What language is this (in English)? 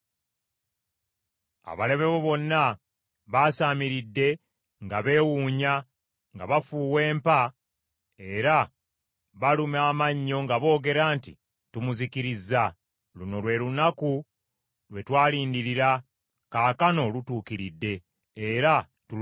Ganda